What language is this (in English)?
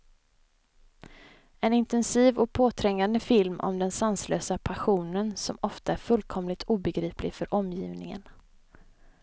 Swedish